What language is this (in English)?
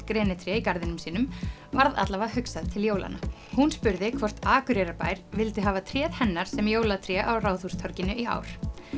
Icelandic